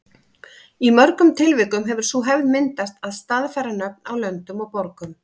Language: Icelandic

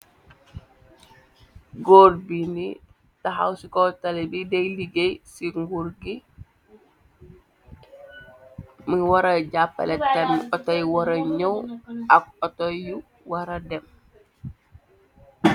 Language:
Wolof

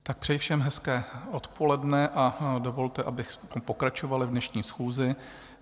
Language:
Czech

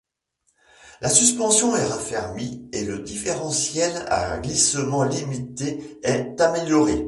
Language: French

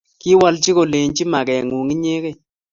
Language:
Kalenjin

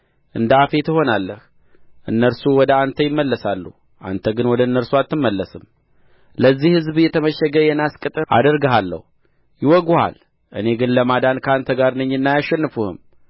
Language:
Amharic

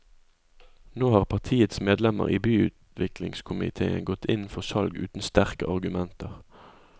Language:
Norwegian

